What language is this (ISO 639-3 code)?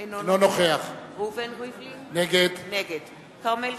heb